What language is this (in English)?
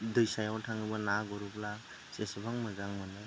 Bodo